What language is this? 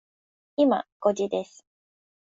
Japanese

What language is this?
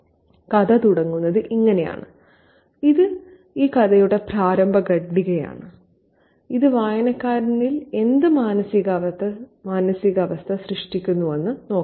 Malayalam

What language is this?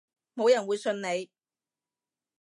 Cantonese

